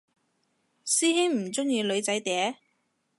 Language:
Cantonese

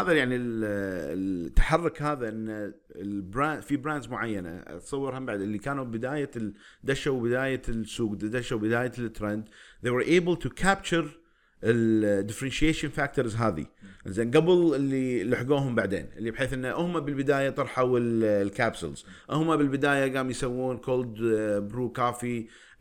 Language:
Arabic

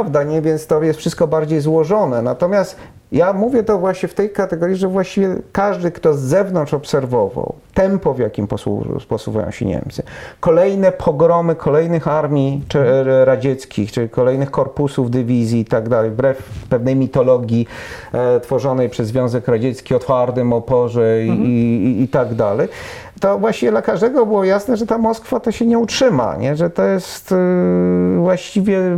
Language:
Polish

